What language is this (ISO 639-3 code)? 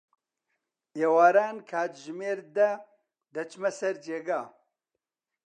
ckb